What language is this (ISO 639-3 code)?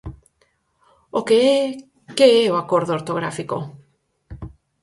glg